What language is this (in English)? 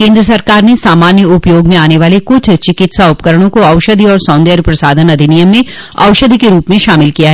Hindi